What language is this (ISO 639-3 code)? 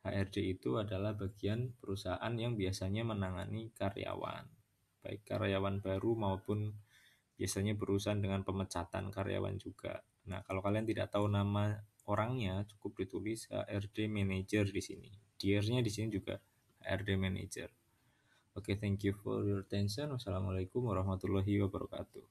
ind